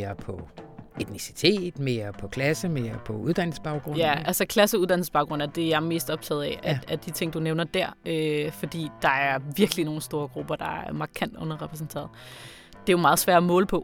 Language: Danish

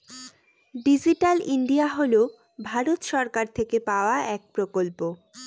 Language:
Bangla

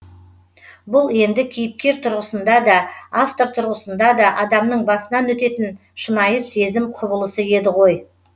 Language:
Kazakh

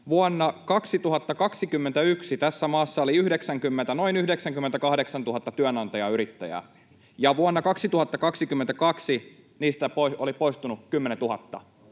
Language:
Finnish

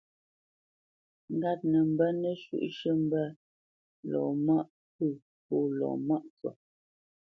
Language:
Bamenyam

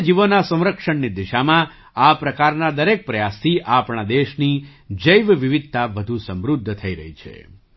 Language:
Gujarati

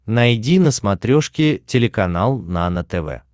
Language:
Russian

